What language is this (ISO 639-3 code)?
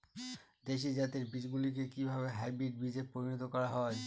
ben